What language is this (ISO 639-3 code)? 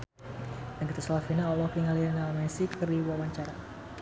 sun